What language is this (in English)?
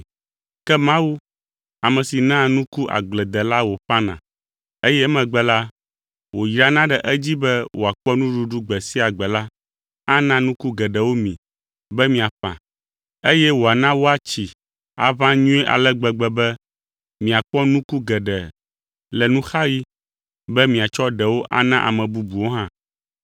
Ewe